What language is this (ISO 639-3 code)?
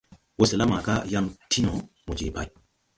tui